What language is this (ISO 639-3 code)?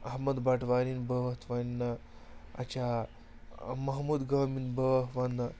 kas